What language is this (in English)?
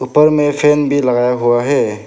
Hindi